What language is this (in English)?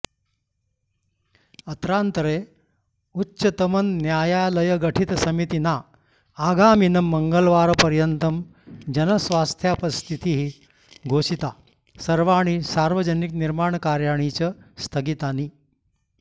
Sanskrit